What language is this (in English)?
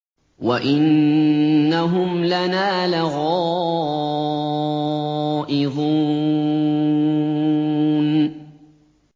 Arabic